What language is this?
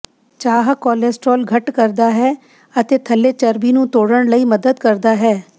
Punjabi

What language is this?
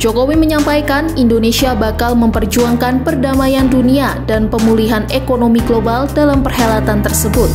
Indonesian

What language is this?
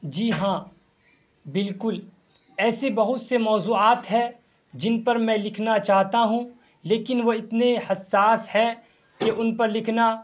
Urdu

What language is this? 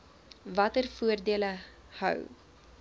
Afrikaans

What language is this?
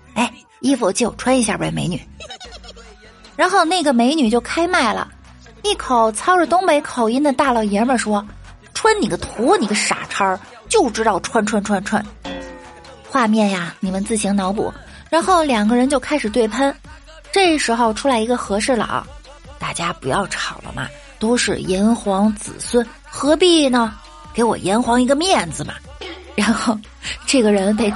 Chinese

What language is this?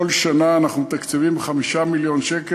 Hebrew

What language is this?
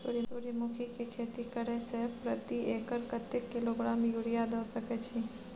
Maithili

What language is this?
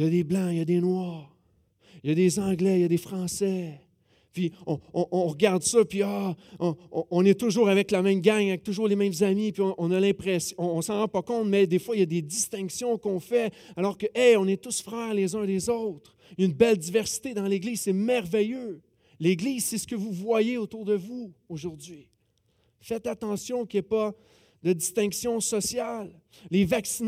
French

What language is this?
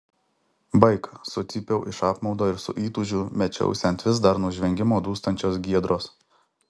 Lithuanian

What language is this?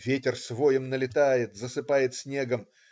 Russian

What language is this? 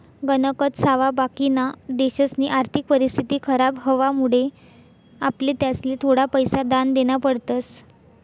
Marathi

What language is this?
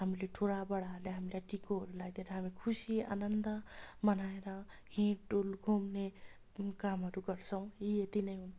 Nepali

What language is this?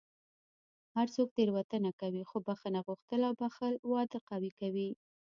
Pashto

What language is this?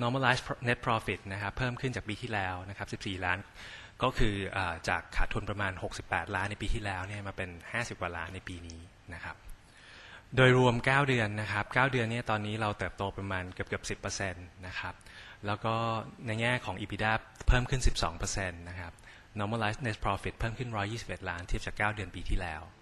Thai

